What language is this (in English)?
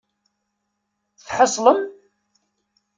Kabyle